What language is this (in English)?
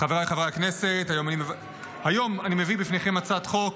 Hebrew